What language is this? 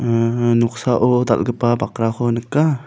Garo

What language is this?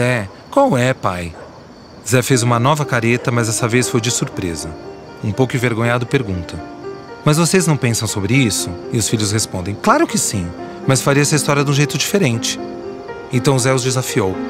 Portuguese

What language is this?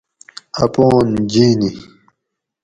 Gawri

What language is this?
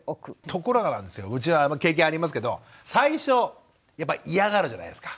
Japanese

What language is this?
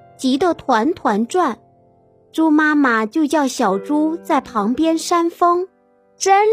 Chinese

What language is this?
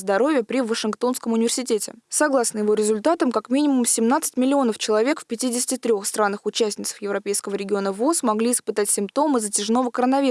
Russian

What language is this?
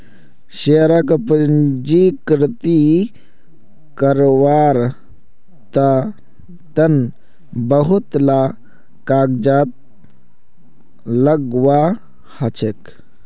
Magahi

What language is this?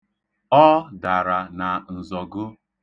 Igbo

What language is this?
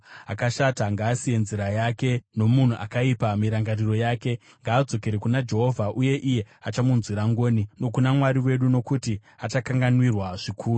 Shona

